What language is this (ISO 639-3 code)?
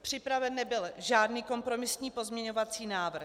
ces